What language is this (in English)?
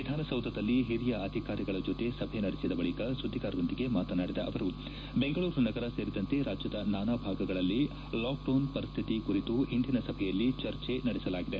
Kannada